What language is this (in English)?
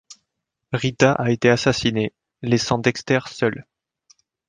French